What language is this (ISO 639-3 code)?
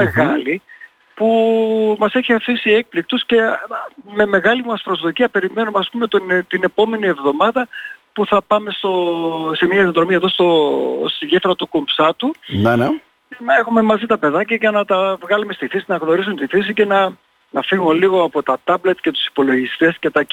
ell